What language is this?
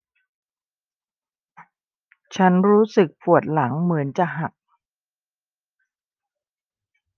Thai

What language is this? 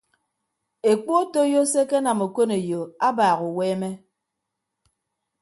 Ibibio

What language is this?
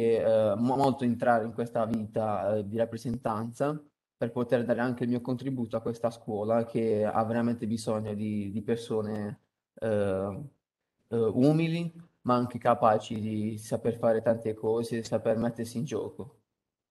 Italian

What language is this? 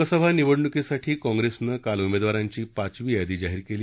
Marathi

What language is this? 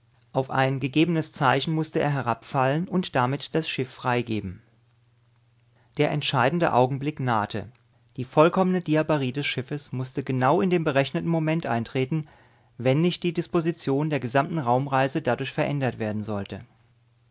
German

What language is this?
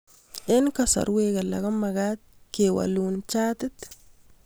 Kalenjin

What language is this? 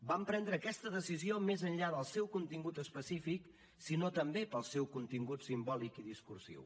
Catalan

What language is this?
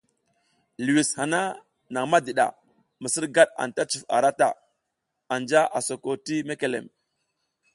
South Giziga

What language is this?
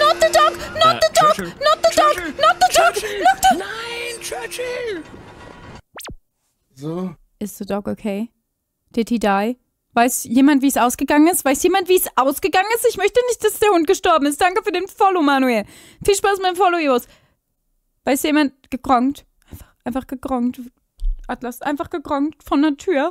German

